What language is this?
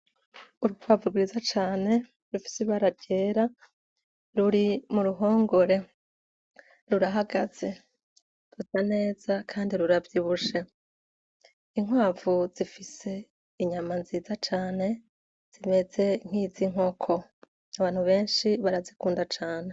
Rundi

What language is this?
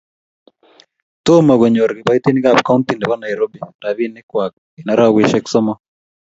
Kalenjin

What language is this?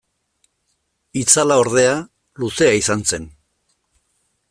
Basque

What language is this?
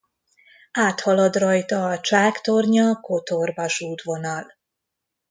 Hungarian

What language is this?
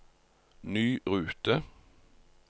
Norwegian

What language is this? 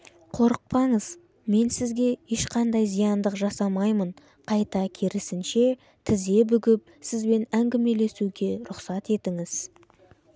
Kazakh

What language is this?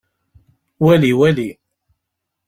Kabyle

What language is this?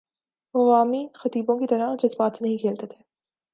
Urdu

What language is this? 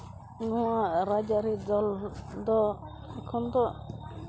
Santali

